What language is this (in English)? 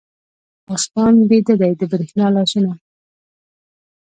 Pashto